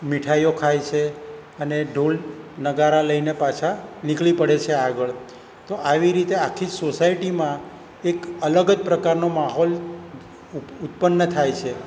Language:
Gujarati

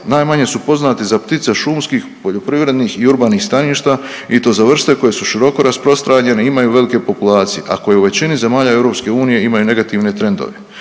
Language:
Croatian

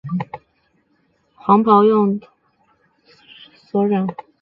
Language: Chinese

